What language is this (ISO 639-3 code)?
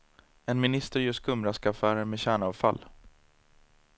swe